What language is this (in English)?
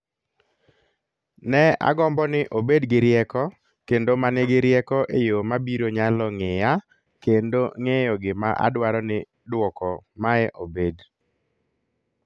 Luo (Kenya and Tanzania)